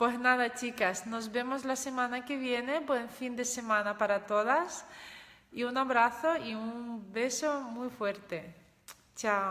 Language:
Spanish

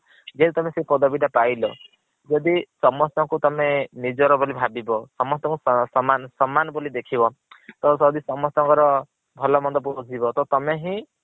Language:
Odia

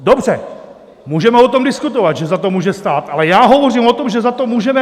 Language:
Czech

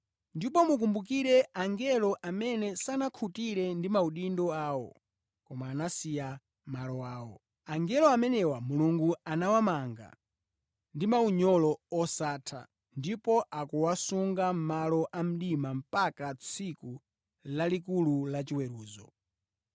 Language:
Nyanja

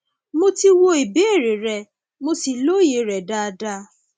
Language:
Yoruba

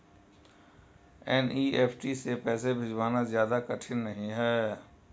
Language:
Hindi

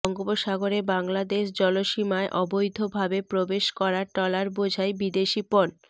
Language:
Bangla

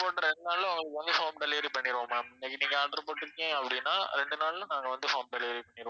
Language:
Tamil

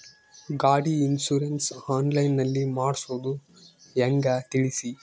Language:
Kannada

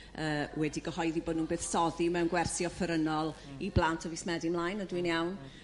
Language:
Welsh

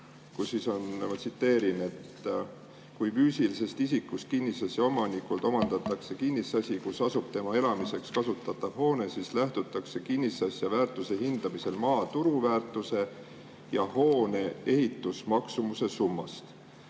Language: Estonian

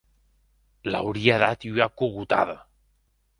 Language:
Occitan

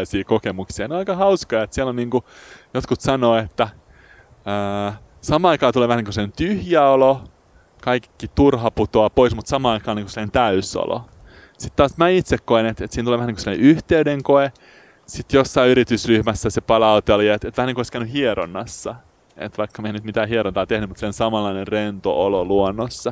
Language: Finnish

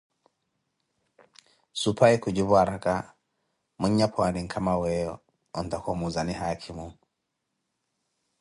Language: Koti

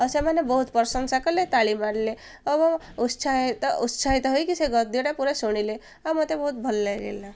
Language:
Odia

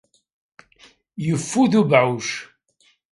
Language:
Kabyle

